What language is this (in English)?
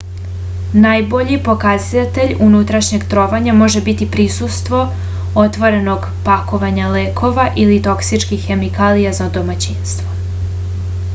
Serbian